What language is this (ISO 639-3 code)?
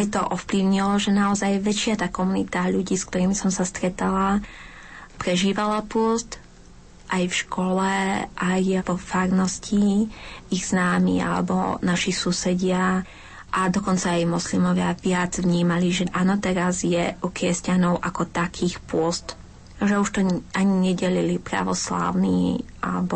slk